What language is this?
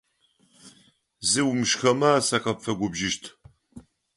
Adyghe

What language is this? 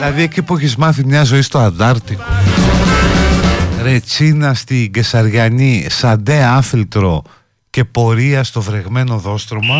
Greek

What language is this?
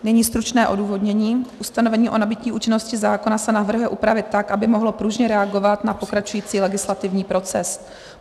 Czech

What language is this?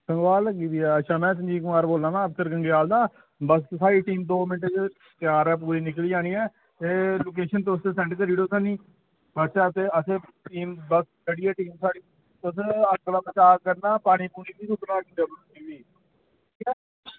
Dogri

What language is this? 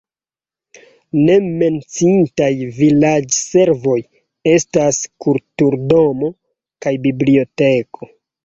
Esperanto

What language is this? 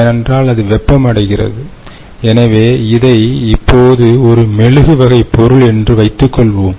Tamil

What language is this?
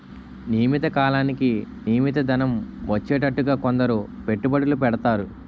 Telugu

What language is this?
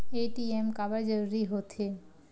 Chhattisgarhi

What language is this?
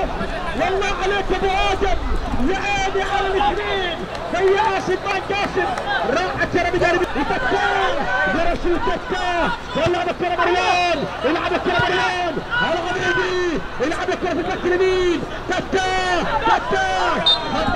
Arabic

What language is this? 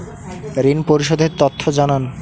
Bangla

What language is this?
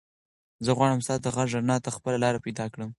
Pashto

